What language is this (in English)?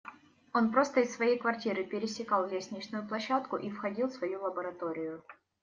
Russian